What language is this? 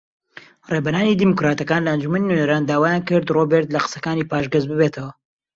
Central Kurdish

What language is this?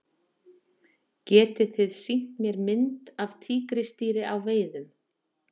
Icelandic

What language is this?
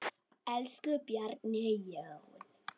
Icelandic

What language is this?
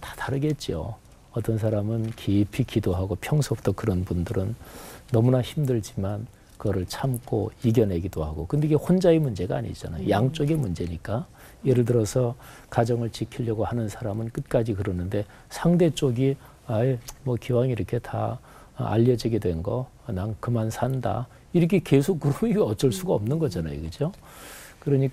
Korean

